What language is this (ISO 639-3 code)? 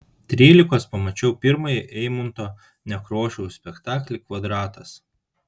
lit